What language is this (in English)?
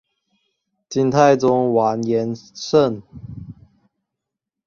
Chinese